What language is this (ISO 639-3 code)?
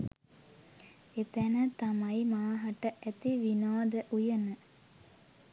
sin